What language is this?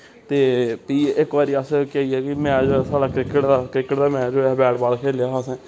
Dogri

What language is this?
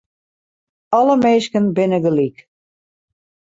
Western Frisian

